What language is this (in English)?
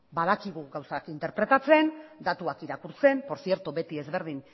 Basque